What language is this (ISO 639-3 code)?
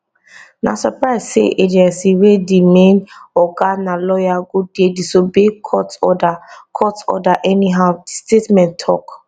pcm